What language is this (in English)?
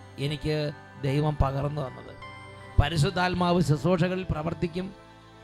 Malayalam